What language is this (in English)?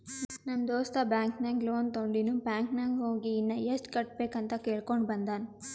Kannada